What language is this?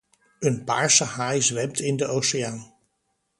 Dutch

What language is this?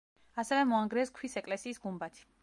Georgian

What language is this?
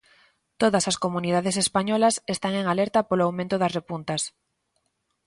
Galician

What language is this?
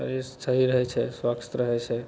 Maithili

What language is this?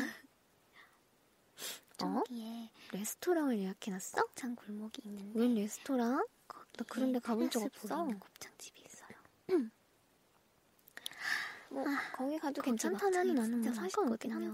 Korean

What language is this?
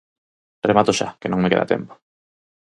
Galician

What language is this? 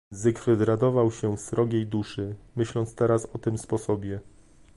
Polish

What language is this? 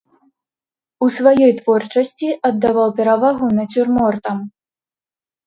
Belarusian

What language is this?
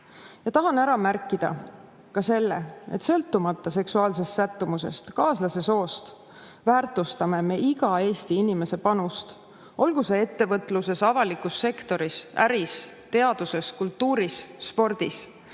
Estonian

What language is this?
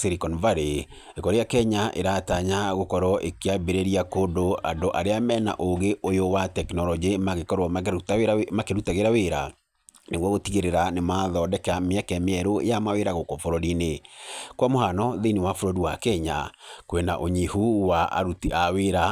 Kikuyu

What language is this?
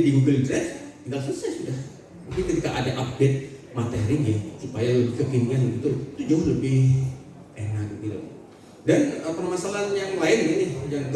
Indonesian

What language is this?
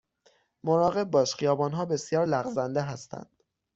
Persian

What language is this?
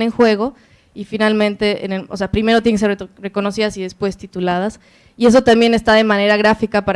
Spanish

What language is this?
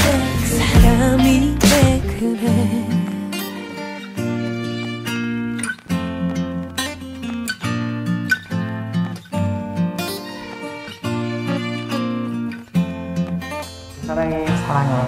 Korean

